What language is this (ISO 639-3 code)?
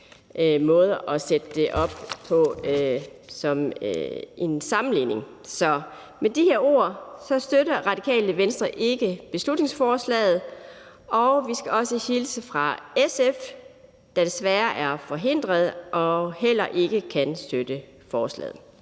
dan